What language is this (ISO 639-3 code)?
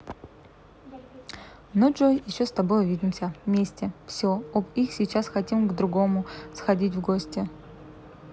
rus